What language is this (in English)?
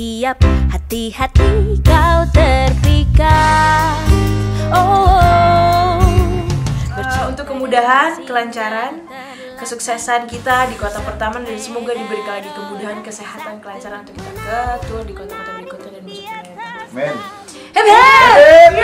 Indonesian